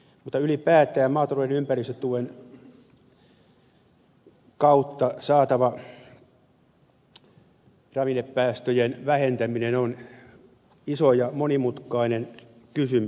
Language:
Finnish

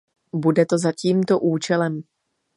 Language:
Czech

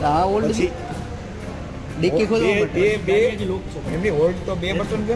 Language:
Gujarati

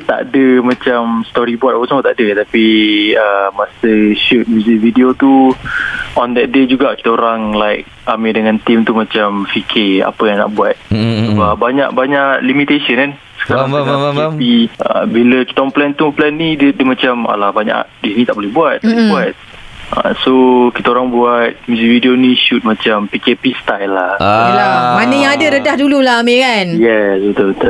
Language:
Malay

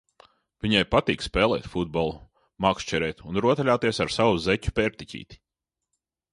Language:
Latvian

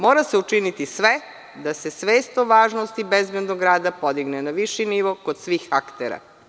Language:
Serbian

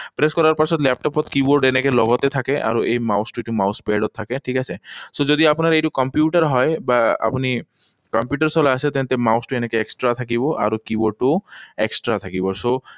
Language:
Assamese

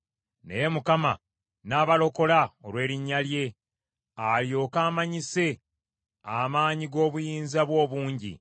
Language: Ganda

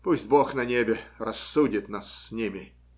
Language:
Russian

